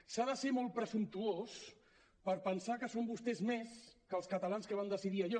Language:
Catalan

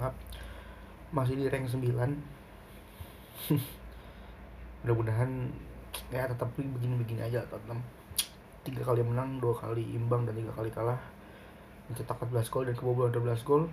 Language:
Indonesian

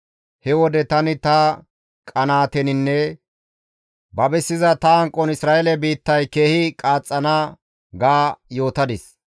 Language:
Gamo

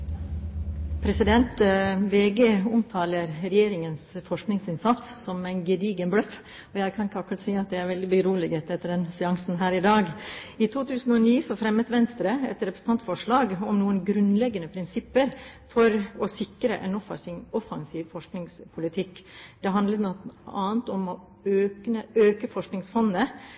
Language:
Norwegian Bokmål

